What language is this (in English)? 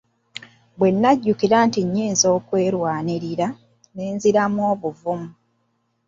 Ganda